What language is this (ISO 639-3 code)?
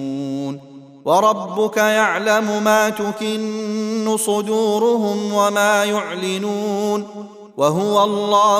ara